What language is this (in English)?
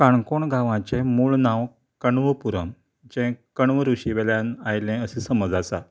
Konkani